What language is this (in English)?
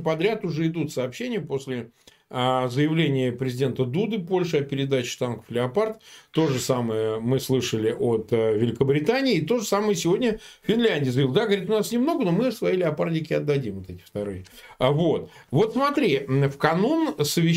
Russian